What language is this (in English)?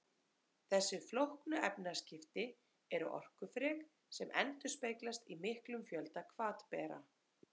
Icelandic